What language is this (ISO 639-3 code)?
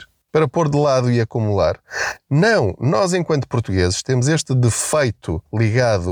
por